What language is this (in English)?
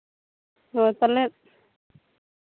Santali